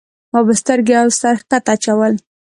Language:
Pashto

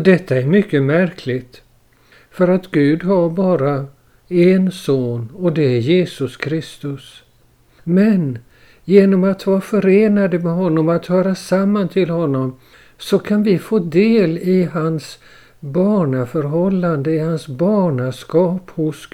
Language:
Swedish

